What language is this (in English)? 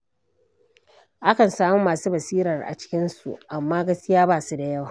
Hausa